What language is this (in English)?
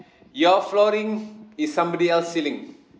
English